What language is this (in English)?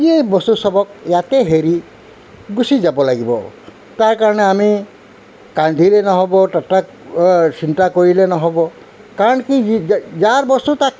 Assamese